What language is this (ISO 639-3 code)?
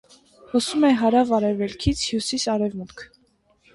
hye